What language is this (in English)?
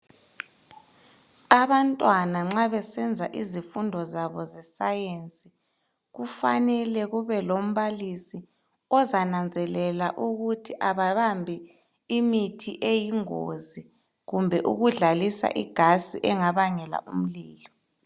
North Ndebele